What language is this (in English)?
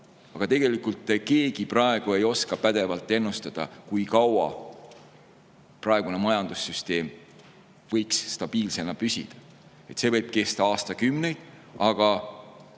Estonian